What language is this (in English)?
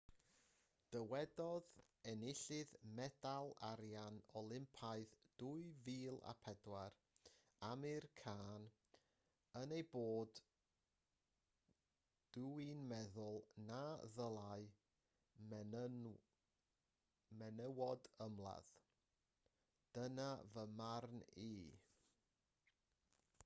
Welsh